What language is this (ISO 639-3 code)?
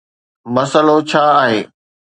snd